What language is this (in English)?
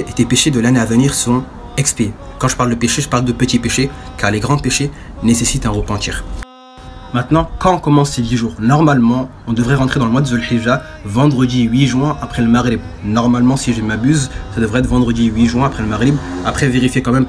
French